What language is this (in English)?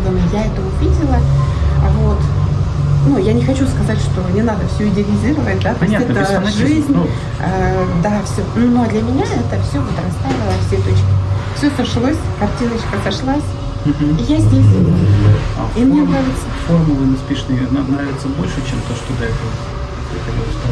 Russian